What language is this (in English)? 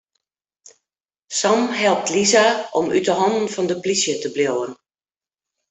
Western Frisian